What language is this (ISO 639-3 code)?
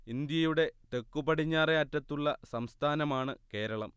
mal